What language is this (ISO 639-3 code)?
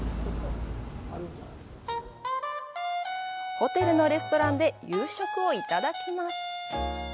jpn